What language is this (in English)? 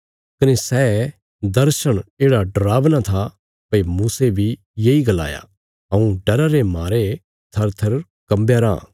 Bilaspuri